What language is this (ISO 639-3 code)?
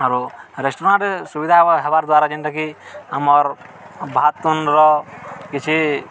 ori